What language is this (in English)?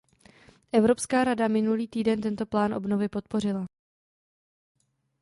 Czech